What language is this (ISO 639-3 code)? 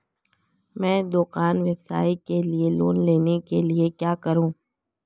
hin